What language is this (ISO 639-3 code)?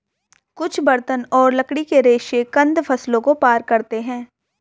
hin